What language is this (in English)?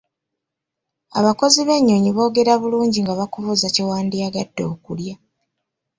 Ganda